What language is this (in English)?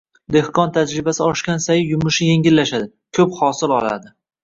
Uzbek